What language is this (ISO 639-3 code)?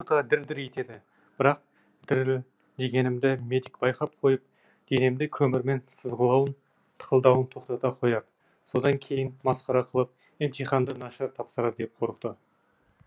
kaz